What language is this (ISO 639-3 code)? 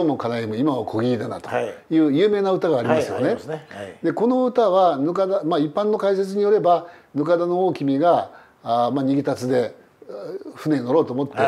jpn